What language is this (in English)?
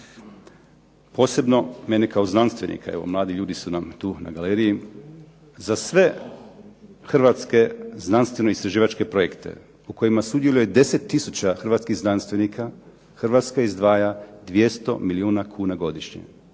Croatian